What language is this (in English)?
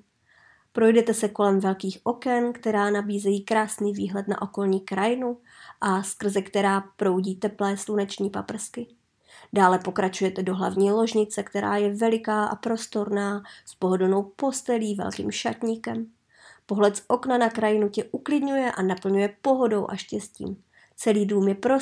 Czech